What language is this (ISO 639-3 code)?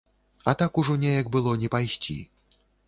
bel